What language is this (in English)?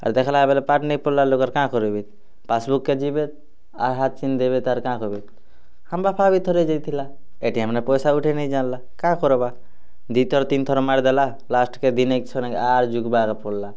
Odia